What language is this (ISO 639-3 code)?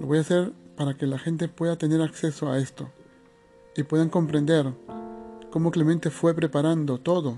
spa